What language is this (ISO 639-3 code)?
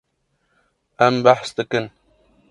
kur